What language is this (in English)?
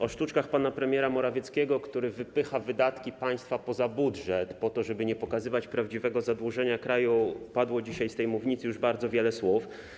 Polish